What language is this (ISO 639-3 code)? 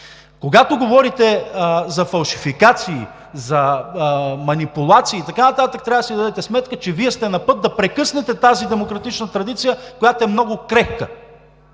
bul